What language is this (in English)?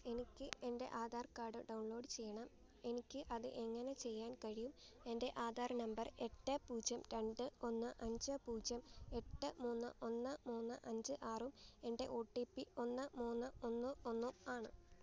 Malayalam